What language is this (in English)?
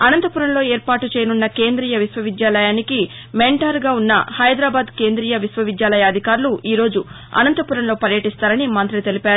Telugu